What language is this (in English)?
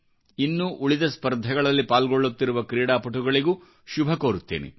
Kannada